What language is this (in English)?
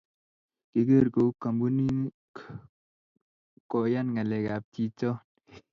Kalenjin